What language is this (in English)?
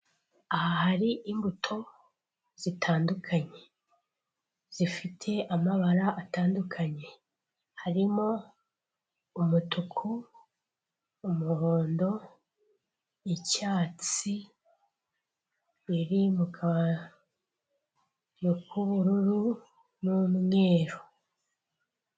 Kinyarwanda